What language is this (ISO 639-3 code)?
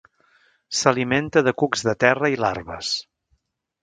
cat